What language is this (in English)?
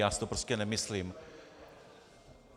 Czech